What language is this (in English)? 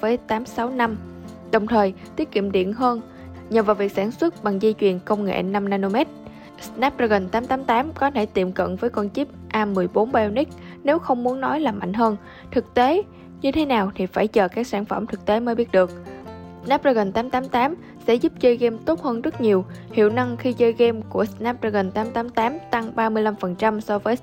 Vietnamese